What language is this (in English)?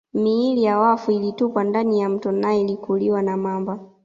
Swahili